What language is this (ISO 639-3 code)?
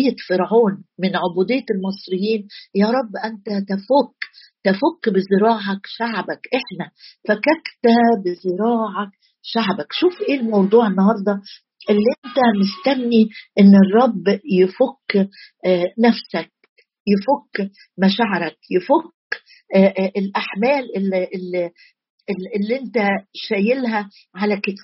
ara